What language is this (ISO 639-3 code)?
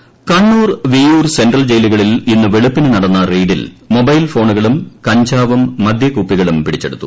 mal